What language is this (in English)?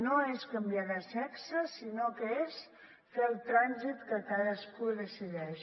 Catalan